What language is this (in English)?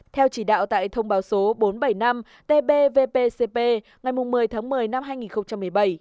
Vietnamese